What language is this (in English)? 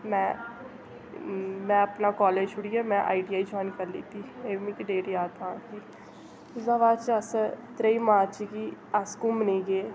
Dogri